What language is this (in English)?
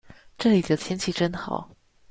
Chinese